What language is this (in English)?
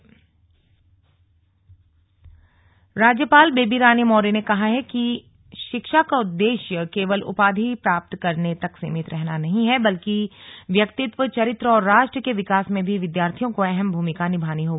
Hindi